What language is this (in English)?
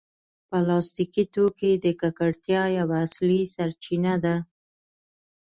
Pashto